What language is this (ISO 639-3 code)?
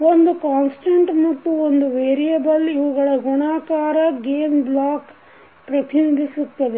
kan